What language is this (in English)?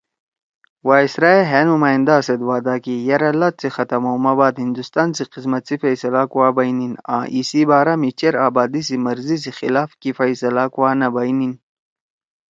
Torwali